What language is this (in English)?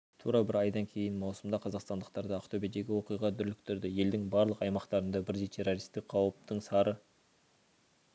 Kazakh